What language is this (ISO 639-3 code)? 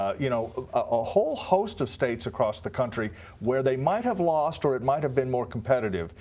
eng